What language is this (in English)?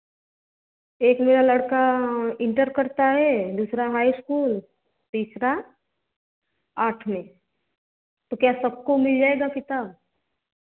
Hindi